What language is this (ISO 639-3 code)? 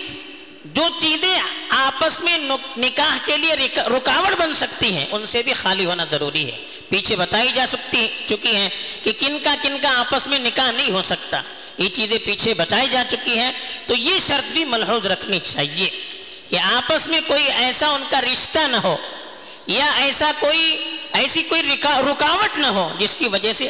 urd